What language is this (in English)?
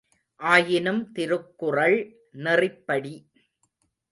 Tamil